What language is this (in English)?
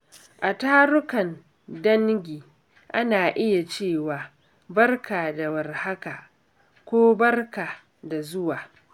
Hausa